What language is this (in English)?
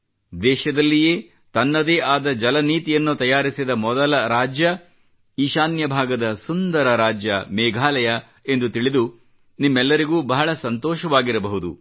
Kannada